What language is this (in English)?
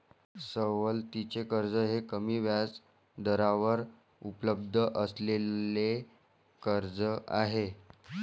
Marathi